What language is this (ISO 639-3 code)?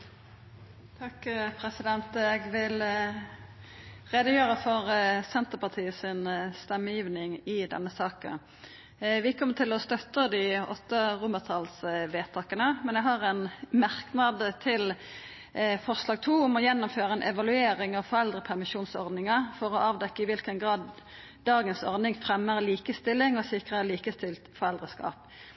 nno